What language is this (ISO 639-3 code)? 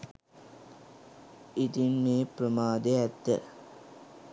sin